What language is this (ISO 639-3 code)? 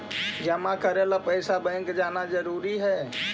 mag